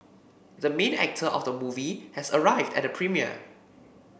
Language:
English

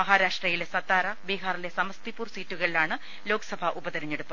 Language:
Malayalam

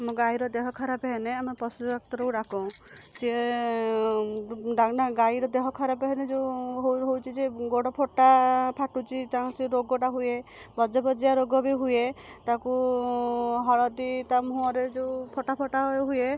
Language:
Odia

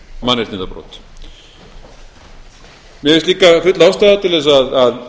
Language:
Icelandic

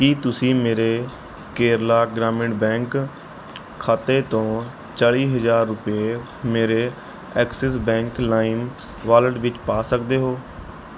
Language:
Punjabi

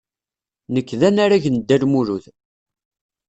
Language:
Kabyle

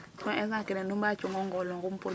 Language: Serer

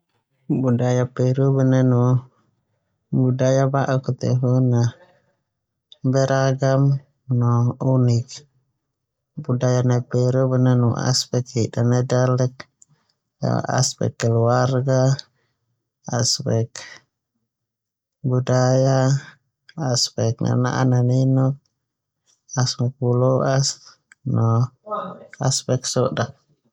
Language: Termanu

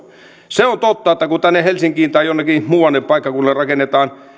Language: Finnish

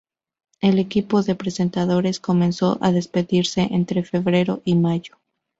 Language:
Spanish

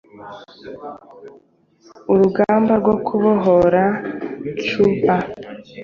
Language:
Kinyarwanda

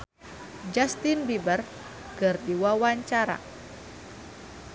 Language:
Sundanese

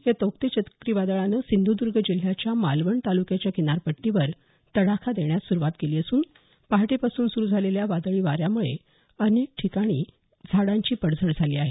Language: Marathi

